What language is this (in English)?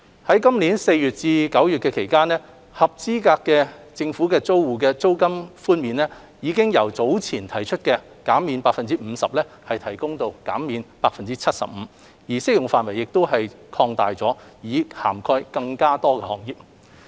Cantonese